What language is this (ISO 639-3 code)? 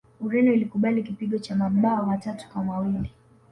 swa